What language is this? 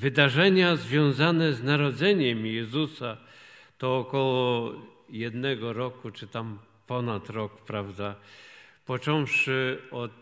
Polish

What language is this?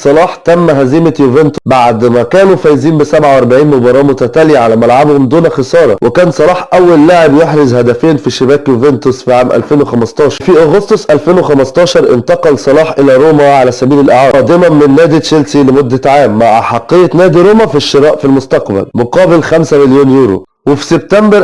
Arabic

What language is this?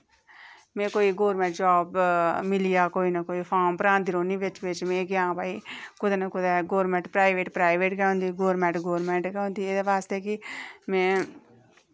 Dogri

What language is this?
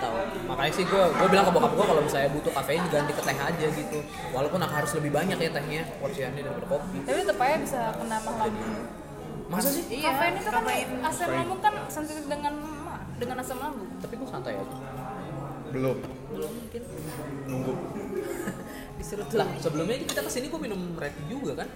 Indonesian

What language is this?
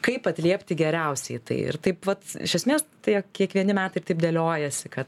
Lithuanian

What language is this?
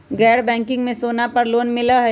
Magahi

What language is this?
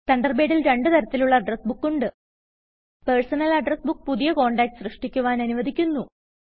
Malayalam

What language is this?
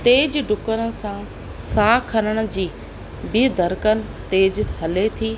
Sindhi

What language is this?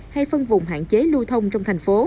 Vietnamese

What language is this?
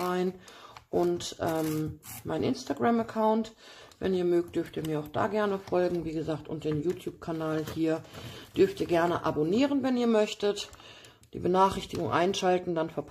German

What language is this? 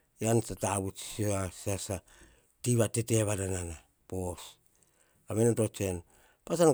Hahon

